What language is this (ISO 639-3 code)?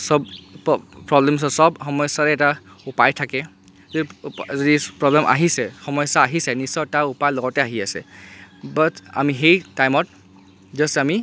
asm